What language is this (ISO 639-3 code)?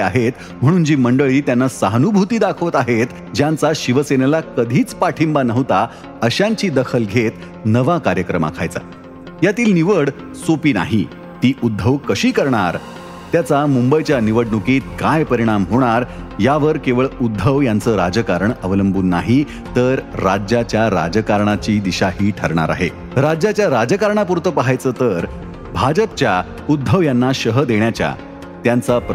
mar